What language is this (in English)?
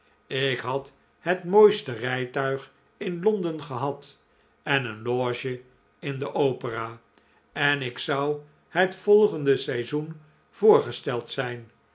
Dutch